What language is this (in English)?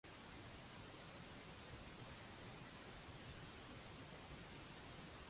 Maltese